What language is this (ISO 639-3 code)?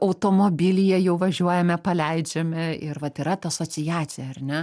lit